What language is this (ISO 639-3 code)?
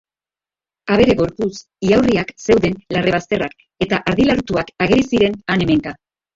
eus